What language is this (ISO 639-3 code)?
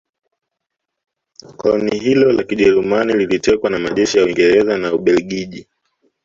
swa